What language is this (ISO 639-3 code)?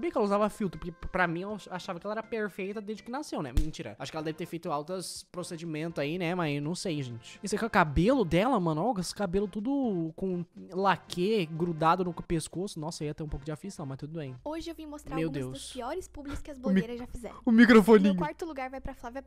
por